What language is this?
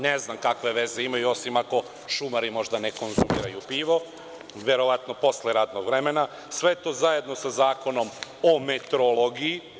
Serbian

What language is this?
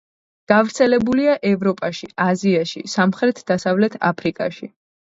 Georgian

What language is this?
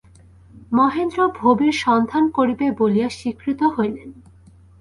Bangla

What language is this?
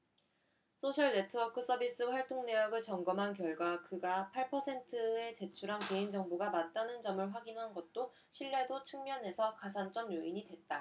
Korean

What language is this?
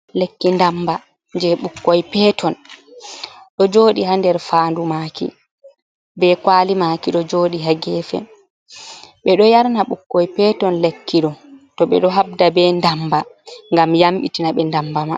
Fula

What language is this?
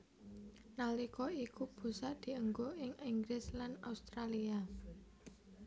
Javanese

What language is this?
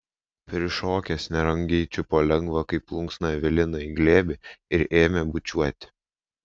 Lithuanian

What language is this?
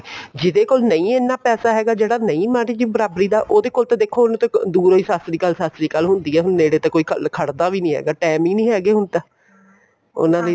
Punjabi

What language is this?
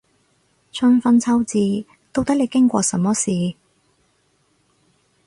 Cantonese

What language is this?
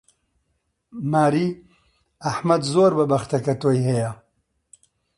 Central Kurdish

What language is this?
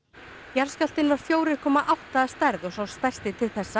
Icelandic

